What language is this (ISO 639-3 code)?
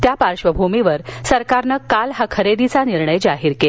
mar